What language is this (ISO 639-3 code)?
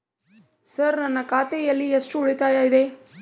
kan